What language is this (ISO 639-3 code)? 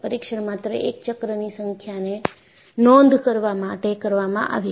guj